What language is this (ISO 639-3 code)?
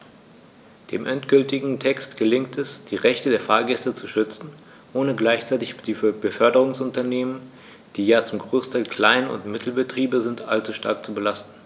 deu